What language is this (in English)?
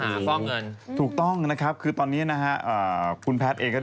Thai